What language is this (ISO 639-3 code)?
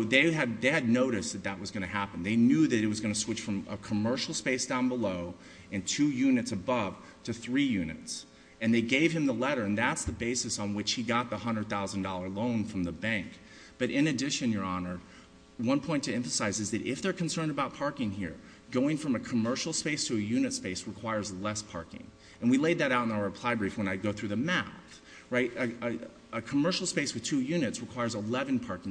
eng